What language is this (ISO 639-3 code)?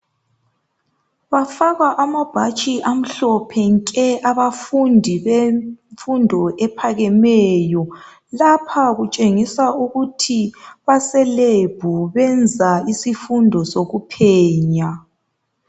nde